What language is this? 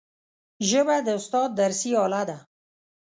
Pashto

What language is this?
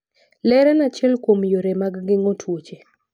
Luo (Kenya and Tanzania)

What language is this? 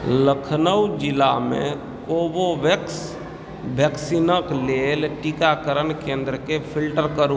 Maithili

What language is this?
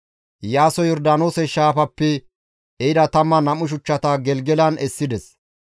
Gamo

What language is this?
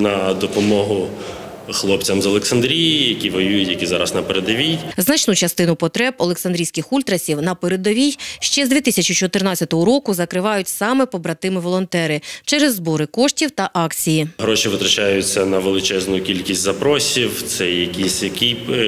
Ukrainian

